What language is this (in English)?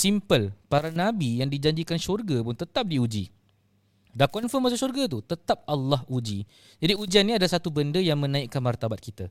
Malay